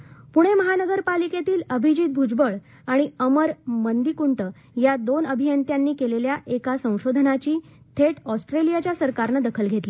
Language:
Marathi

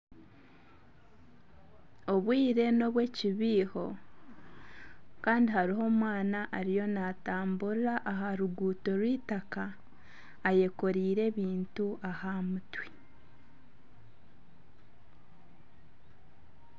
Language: Nyankole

